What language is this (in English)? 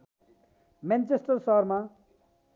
Nepali